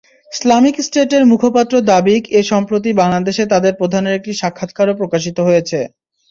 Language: Bangla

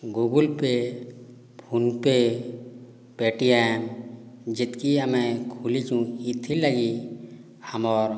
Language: Odia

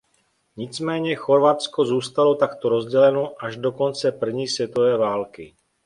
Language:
Czech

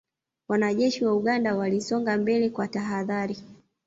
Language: Swahili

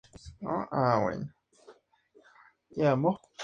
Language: Spanish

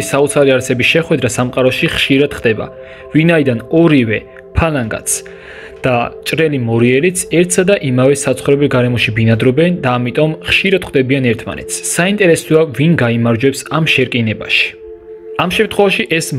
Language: Turkish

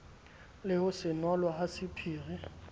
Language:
Southern Sotho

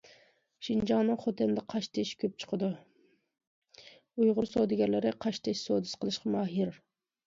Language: Uyghur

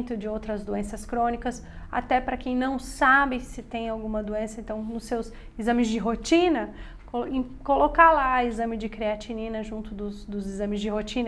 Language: Portuguese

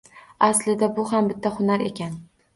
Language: Uzbek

